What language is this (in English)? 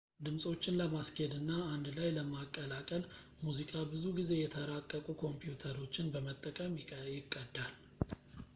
Amharic